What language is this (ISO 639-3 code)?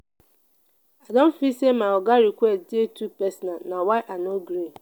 pcm